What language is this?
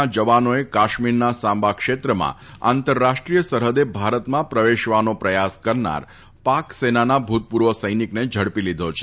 Gujarati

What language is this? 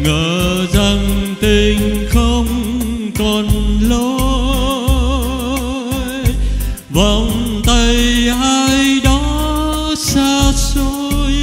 Vietnamese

